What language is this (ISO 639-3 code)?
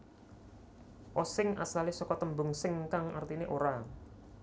jav